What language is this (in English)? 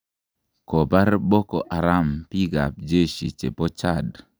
Kalenjin